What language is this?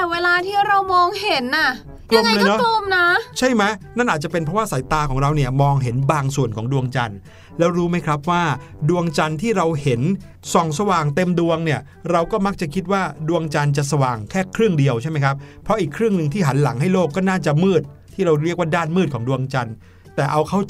Thai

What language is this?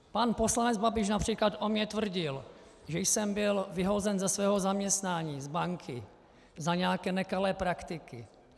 Czech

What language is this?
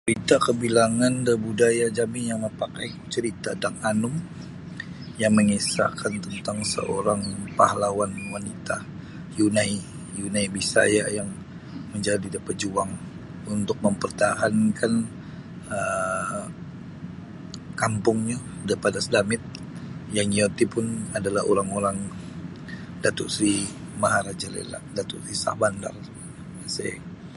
Sabah Bisaya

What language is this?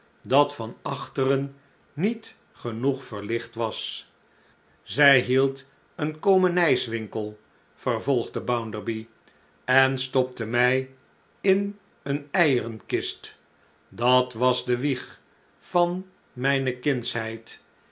Dutch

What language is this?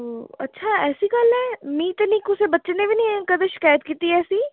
Dogri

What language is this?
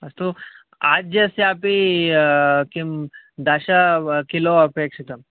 Sanskrit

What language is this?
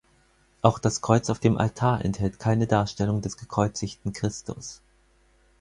German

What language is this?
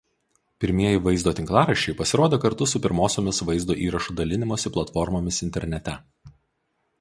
Lithuanian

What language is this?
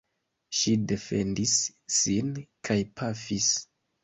Esperanto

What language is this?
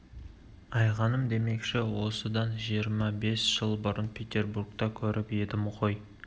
Kazakh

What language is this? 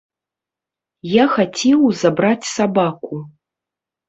Belarusian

